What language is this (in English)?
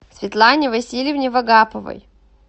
Russian